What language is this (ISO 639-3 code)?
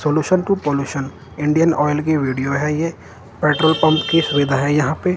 hin